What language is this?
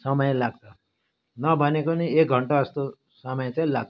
Nepali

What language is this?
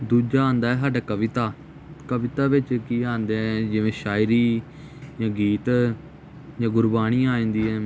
Punjabi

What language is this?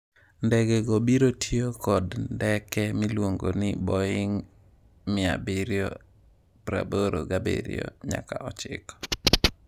Luo (Kenya and Tanzania)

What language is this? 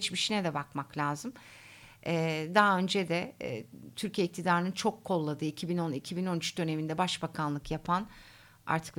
Turkish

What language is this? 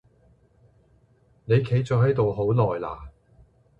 Cantonese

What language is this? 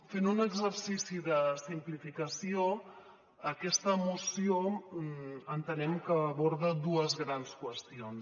Catalan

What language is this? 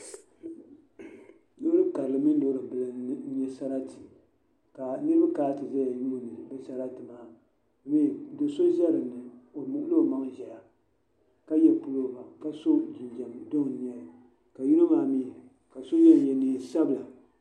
Dagbani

